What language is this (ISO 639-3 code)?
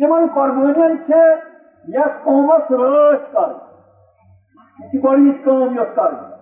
urd